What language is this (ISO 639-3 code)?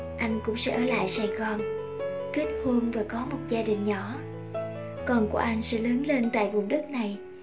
vie